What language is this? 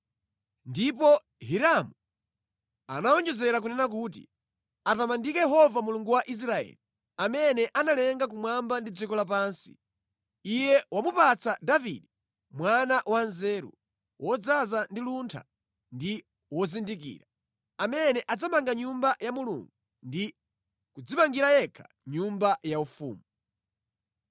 Nyanja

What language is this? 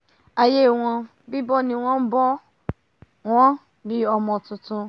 Yoruba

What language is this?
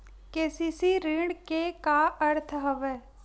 Chhattisgarhi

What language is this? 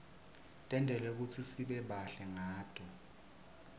Swati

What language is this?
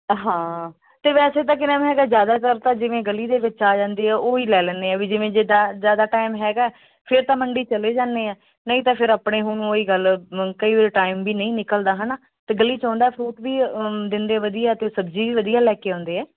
Punjabi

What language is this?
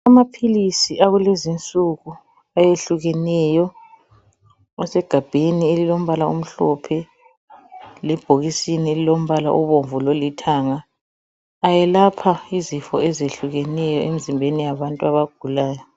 North Ndebele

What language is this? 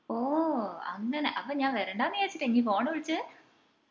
Malayalam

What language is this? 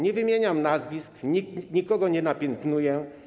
Polish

